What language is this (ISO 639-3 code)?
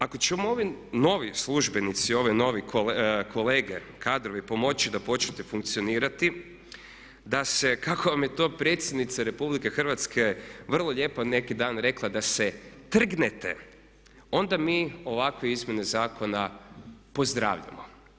hrv